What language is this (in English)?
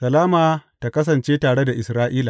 Hausa